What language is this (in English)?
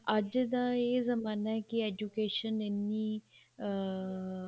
Punjabi